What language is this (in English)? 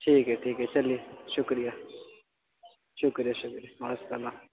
Urdu